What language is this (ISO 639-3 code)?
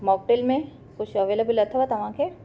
snd